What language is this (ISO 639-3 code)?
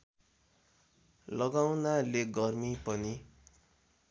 nep